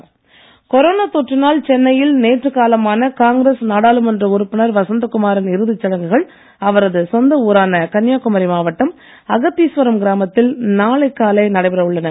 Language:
Tamil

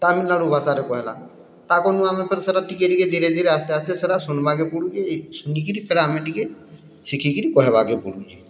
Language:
Odia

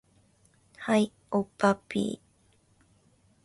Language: Japanese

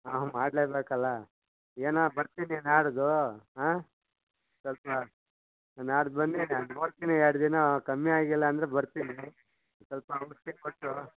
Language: Kannada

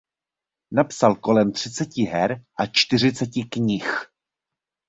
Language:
Czech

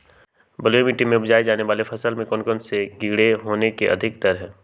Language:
Magahi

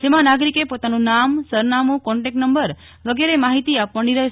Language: Gujarati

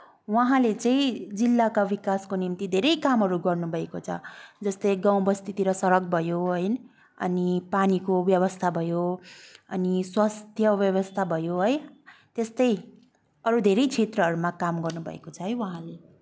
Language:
Nepali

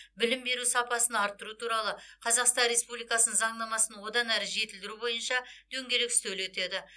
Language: Kazakh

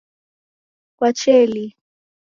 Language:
Taita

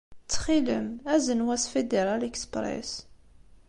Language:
Kabyle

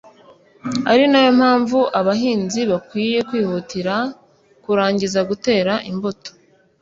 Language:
Kinyarwanda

